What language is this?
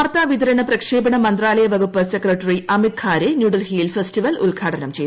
Malayalam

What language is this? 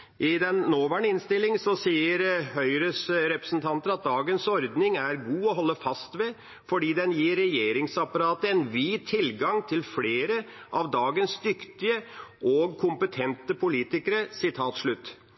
Norwegian Bokmål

